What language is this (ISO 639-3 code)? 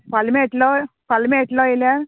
kok